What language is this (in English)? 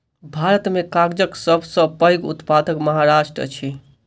Maithili